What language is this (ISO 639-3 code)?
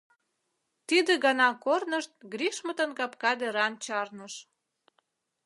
chm